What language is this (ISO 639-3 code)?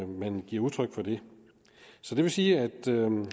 dan